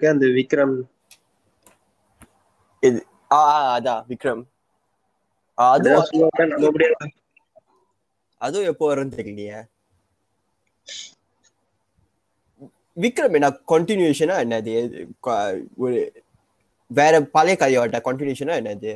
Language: Tamil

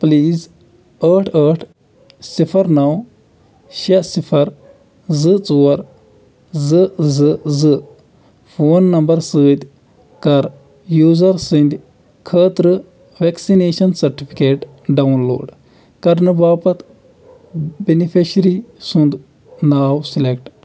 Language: Kashmiri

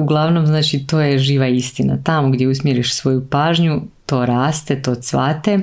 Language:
Croatian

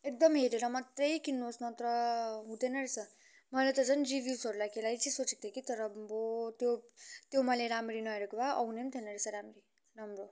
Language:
Nepali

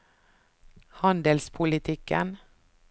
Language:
Norwegian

